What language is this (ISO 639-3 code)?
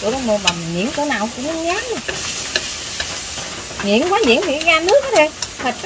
vie